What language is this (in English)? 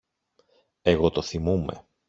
Greek